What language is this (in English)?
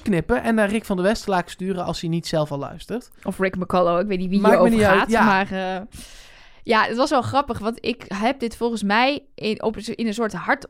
Dutch